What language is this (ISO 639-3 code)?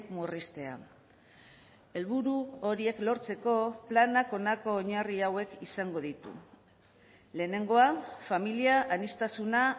eus